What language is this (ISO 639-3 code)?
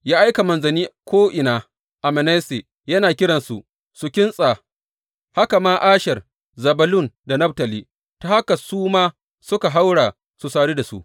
hau